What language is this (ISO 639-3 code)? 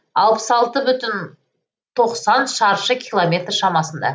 kaz